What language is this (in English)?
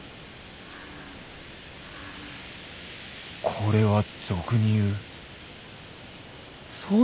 Japanese